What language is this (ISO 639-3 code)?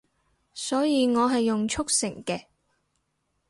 yue